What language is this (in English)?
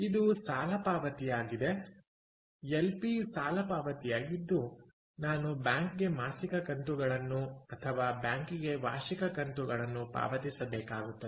Kannada